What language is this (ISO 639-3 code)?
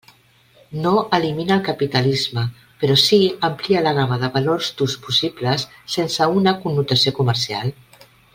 cat